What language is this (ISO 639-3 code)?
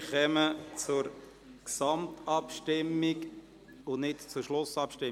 gsw